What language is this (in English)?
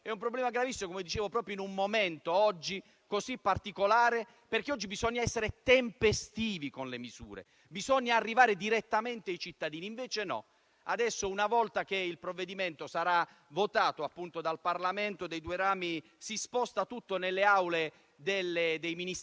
Italian